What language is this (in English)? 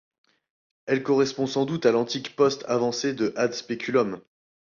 French